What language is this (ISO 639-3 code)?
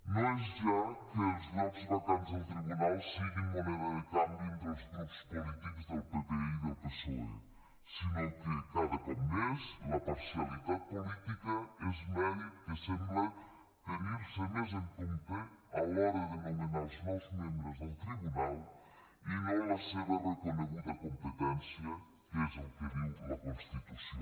cat